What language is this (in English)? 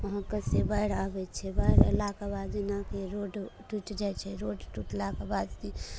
Maithili